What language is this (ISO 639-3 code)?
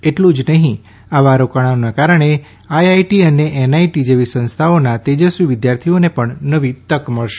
guj